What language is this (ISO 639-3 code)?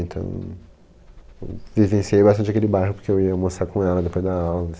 por